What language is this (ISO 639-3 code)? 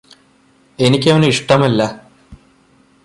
mal